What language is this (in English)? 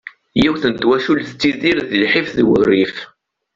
Kabyle